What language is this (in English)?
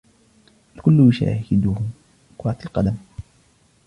Arabic